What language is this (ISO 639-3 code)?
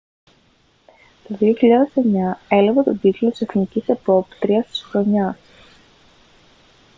ell